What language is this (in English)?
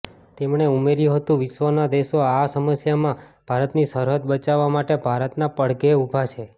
Gujarati